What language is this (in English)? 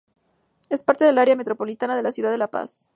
Spanish